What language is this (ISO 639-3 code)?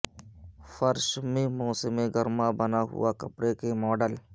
urd